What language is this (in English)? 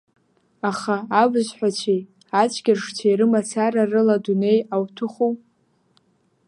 Abkhazian